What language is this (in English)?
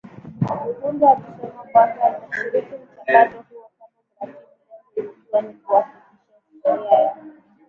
Swahili